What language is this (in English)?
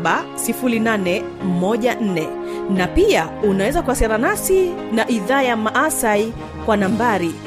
Swahili